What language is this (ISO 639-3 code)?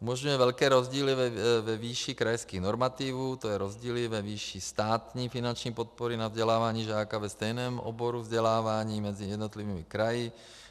ces